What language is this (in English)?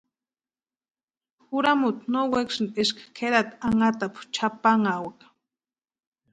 Western Highland Purepecha